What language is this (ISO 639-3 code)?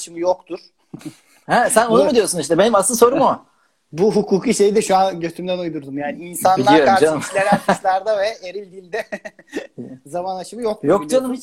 tur